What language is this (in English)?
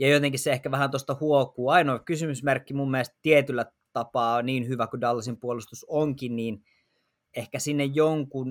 Finnish